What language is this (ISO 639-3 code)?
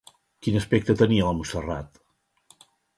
cat